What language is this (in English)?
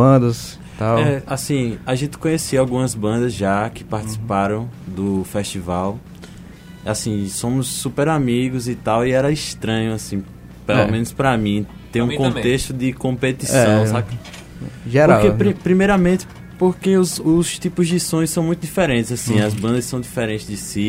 Portuguese